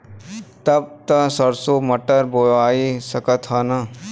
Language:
Bhojpuri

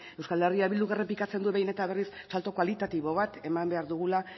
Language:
Basque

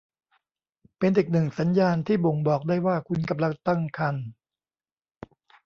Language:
Thai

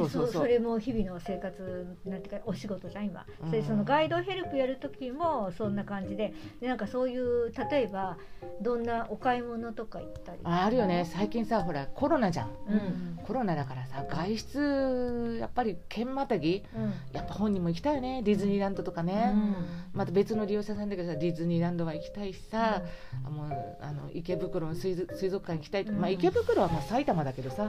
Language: Japanese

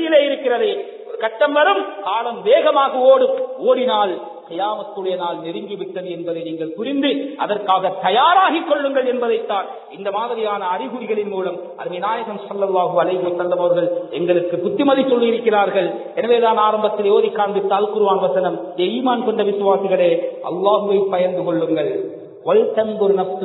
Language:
Arabic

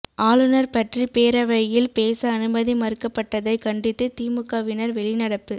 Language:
Tamil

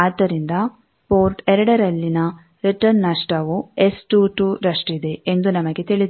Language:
Kannada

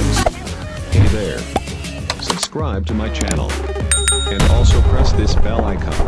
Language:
Indonesian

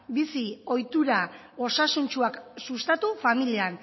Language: Basque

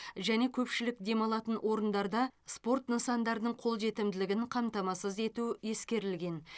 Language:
Kazakh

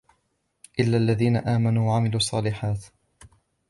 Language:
Arabic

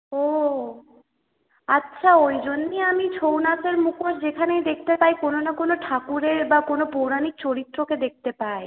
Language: Bangla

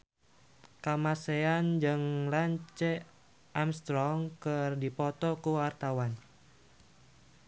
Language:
Sundanese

